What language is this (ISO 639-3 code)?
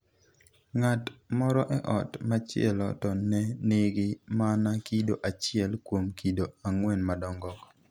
luo